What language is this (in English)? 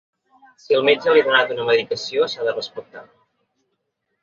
Catalan